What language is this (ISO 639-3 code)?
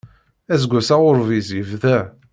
kab